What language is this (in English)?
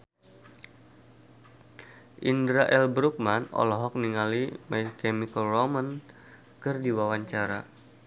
Sundanese